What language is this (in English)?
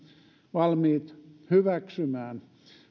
Finnish